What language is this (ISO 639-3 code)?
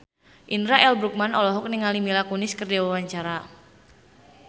sun